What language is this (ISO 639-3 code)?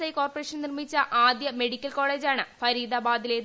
mal